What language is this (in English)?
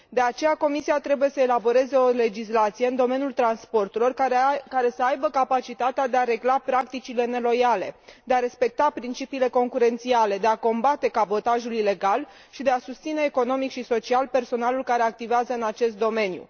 Romanian